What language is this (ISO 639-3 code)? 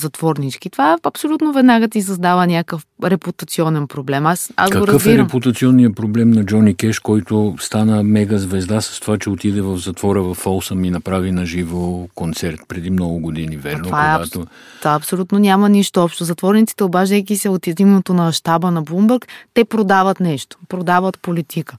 bul